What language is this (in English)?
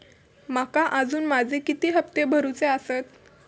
Marathi